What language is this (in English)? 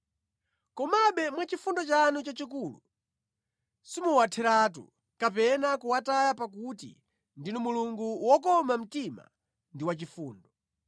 Nyanja